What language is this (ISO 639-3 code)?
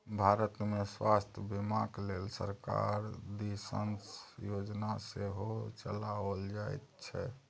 mai